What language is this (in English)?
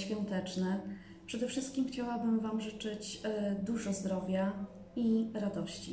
Polish